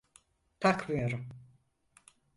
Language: Turkish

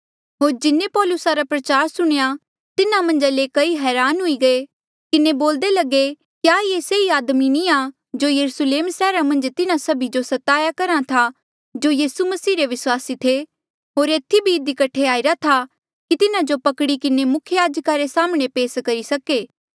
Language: Mandeali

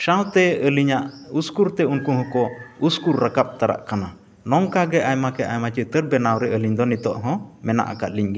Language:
Santali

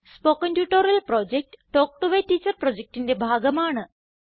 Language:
Malayalam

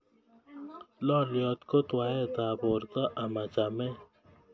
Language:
Kalenjin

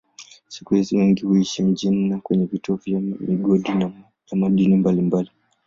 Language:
Swahili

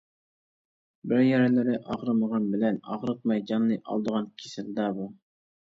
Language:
Uyghur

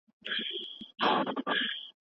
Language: Pashto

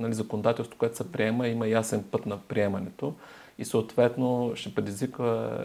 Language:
Bulgarian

